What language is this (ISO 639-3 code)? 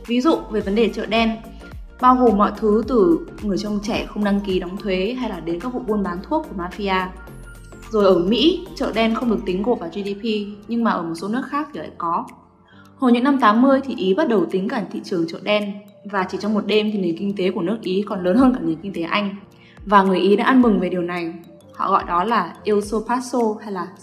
vie